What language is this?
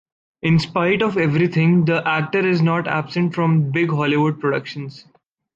English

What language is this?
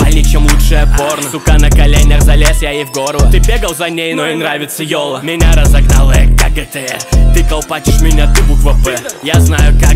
Russian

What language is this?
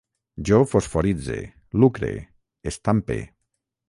Catalan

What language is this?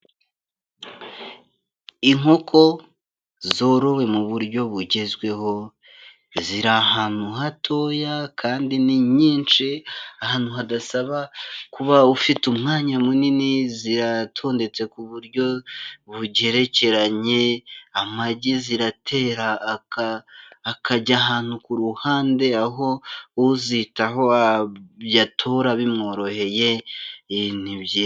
Kinyarwanda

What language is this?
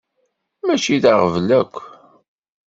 Kabyle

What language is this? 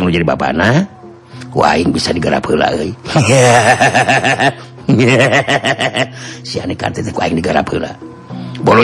Indonesian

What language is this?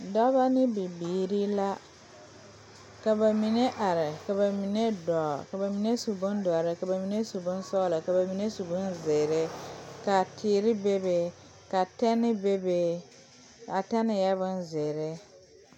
Southern Dagaare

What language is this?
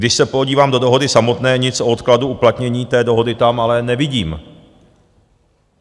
Czech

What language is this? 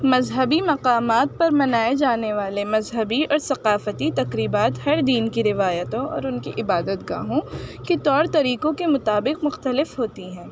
Urdu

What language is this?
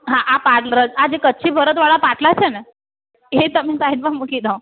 Gujarati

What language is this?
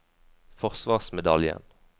Norwegian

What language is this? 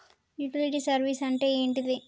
Telugu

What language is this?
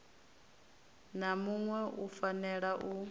Venda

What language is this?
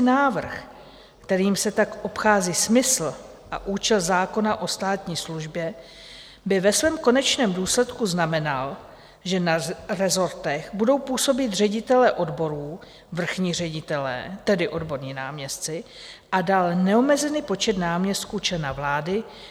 Czech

